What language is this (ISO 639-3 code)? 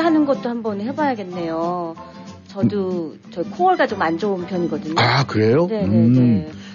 kor